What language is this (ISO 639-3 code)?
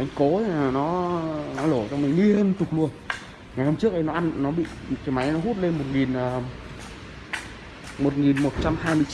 vie